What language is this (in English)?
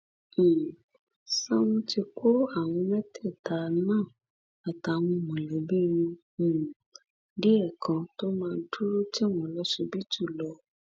Yoruba